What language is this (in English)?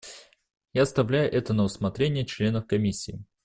Russian